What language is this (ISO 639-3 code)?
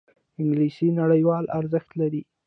pus